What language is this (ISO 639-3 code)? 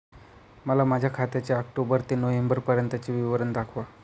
mar